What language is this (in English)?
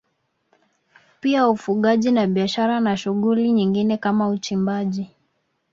Swahili